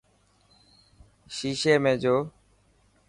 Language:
Dhatki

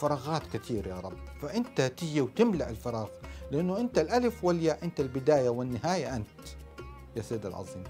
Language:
Arabic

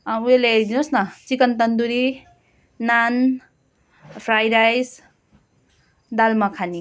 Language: Nepali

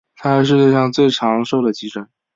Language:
Chinese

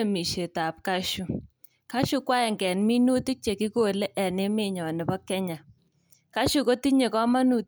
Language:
Kalenjin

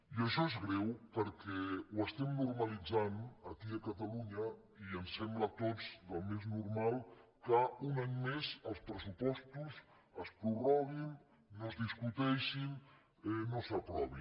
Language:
Catalan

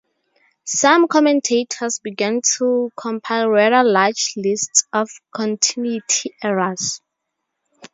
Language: English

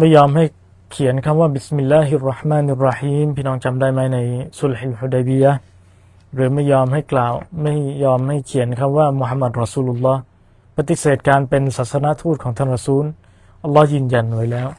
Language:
Thai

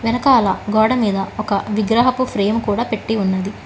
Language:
Telugu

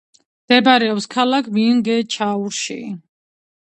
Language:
Georgian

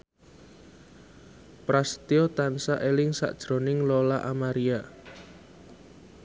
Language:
Javanese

